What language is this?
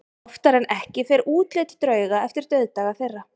Icelandic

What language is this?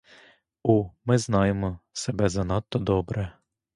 Ukrainian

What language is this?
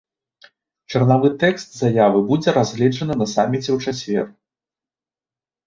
Belarusian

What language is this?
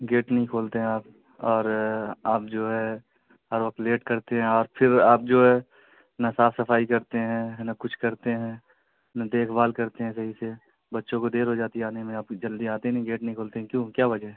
Urdu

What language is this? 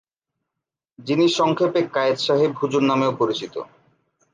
Bangla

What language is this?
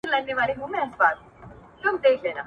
Pashto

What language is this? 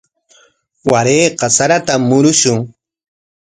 Corongo Ancash Quechua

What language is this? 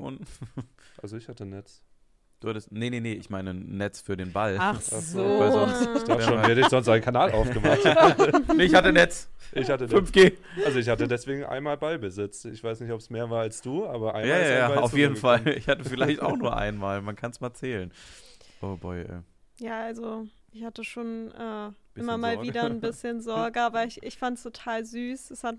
German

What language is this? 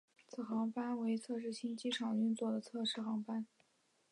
Chinese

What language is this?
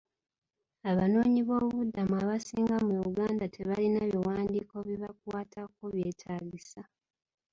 Ganda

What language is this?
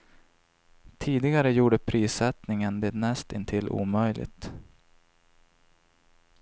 Swedish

